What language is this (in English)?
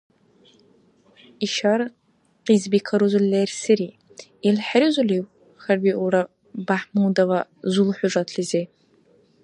Dargwa